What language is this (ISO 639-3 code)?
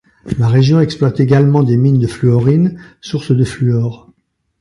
fra